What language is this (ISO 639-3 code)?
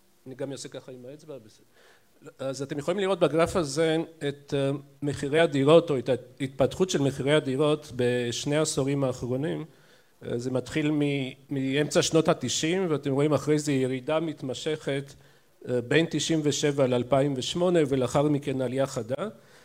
heb